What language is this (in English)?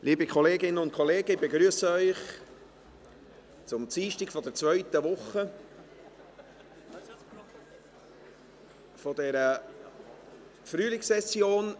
Swiss German